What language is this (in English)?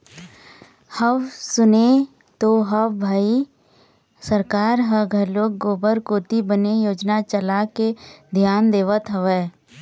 Chhattisgarhi